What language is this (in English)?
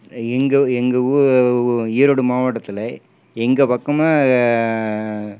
Tamil